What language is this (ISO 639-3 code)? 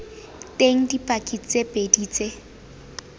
tsn